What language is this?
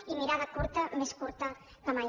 Catalan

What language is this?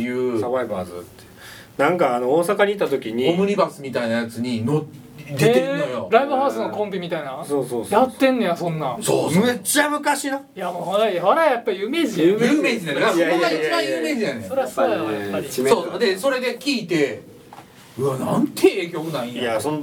Japanese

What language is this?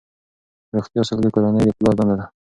Pashto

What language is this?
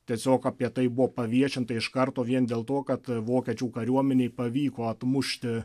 Lithuanian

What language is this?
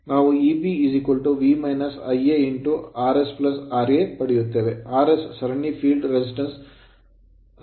Kannada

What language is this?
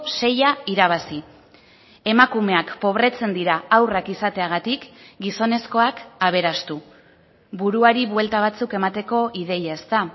Basque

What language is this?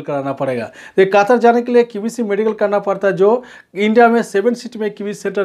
Hindi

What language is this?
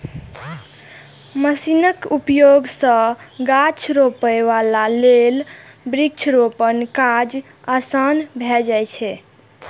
Maithili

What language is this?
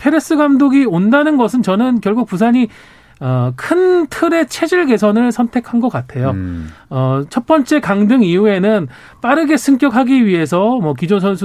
Korean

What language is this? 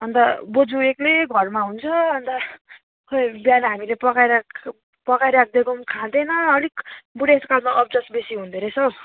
Nepali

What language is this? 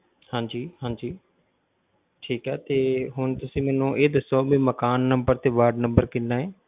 Punjabi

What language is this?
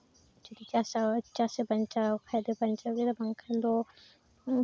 Santali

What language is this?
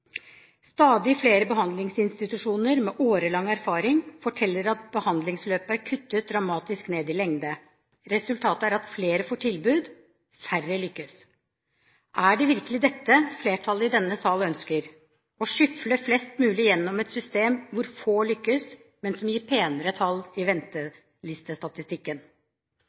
Norwegian Bokmål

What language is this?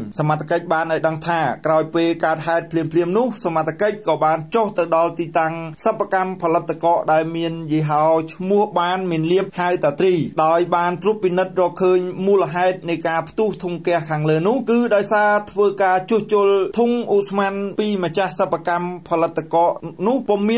Thai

